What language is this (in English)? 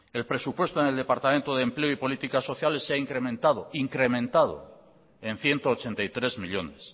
Spanish